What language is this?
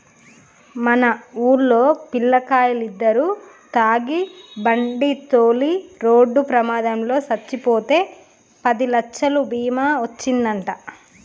Telugu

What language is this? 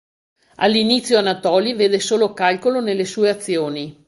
Italian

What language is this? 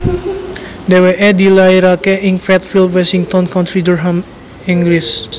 Javanese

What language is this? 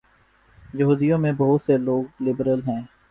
Urdu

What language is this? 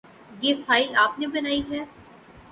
Urdu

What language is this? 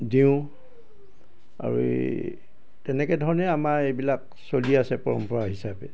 Assamese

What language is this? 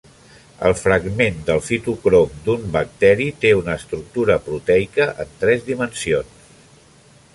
Catalan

